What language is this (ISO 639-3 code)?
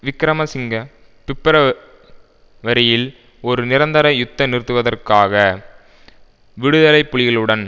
tam